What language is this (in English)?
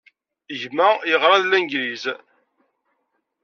Kabyle